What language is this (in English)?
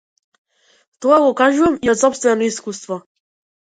Macedonian